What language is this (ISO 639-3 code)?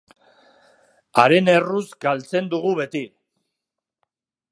eus